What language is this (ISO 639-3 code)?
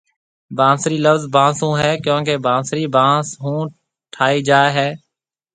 mve